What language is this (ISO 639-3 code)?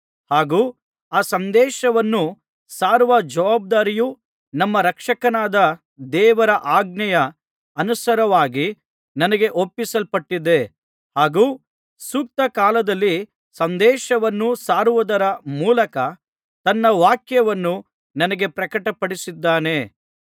kan